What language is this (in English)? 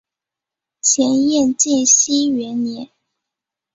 Chinese